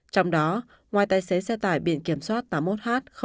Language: Vietnamese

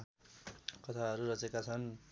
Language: Nepali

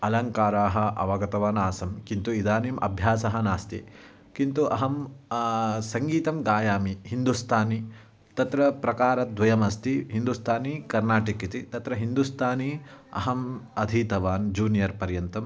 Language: Sanskrit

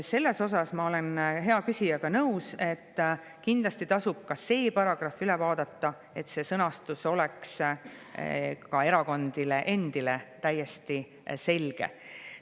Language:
Estonian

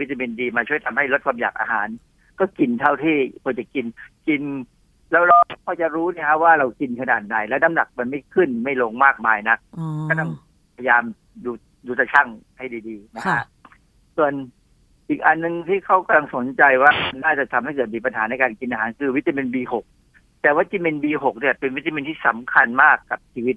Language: Thai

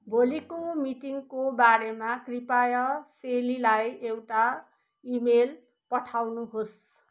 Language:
Nepali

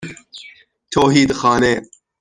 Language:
Persian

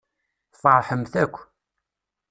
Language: Kabyle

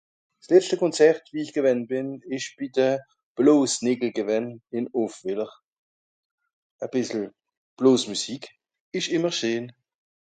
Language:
Swiss German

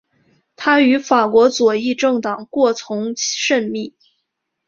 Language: Chinese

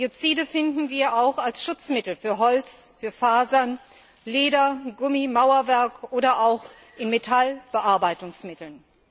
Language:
German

